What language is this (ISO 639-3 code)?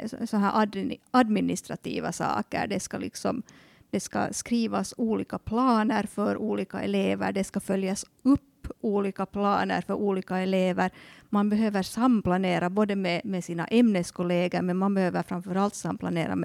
swe